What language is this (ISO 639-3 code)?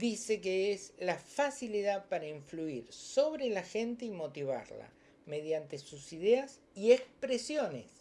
spa